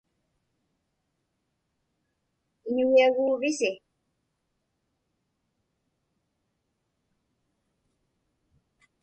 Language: Inupiaq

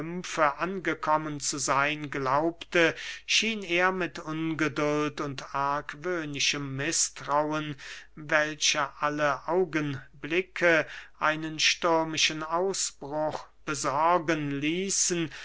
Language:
German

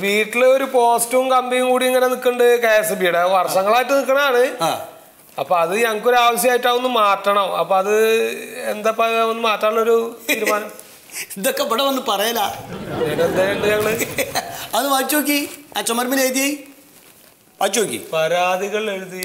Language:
Malayalam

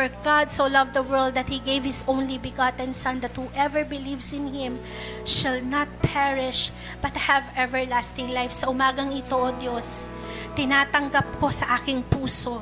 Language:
Filipino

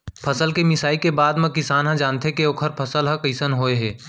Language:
Chhattisgarhi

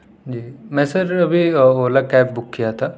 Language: Urdu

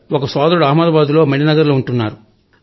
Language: Telugu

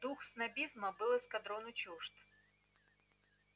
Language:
Russian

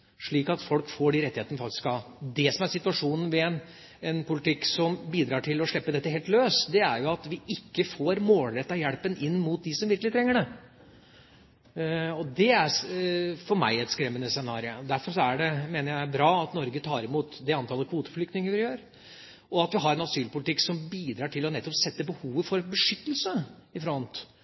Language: Norwegian Bokmål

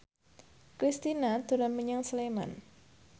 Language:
Javanese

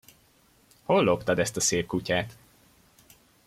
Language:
Hungarian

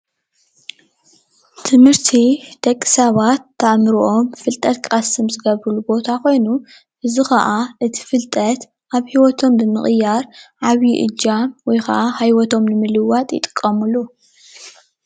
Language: Tigrinya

